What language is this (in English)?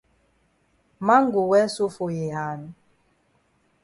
Cameroon Pidgin